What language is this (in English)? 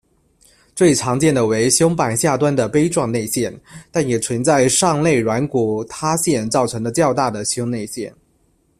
Chinese